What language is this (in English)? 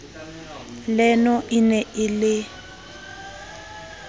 Southern Sotho